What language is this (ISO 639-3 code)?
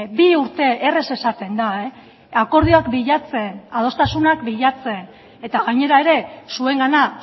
eus